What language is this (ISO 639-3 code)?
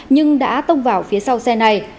vie